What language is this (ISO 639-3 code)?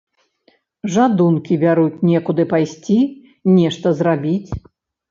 bel